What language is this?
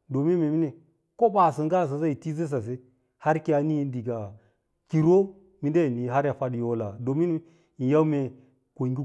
Lala-Roba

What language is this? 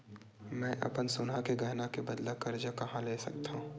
Chhattisgarhi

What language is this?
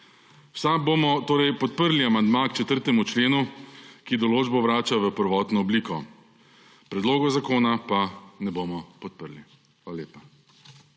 Slovenian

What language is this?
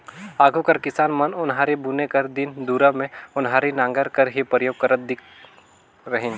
Chhattisgarhi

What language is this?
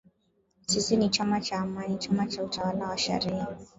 Swahili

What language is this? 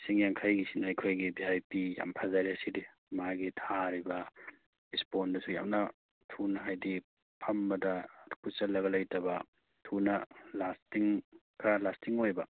Manipuri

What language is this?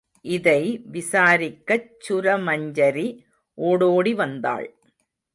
Tamil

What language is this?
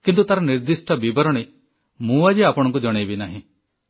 Odia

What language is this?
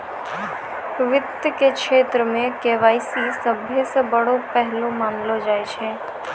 Maithili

